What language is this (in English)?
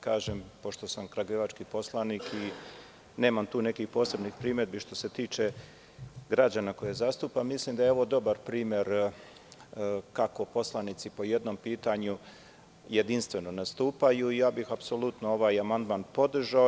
Serbian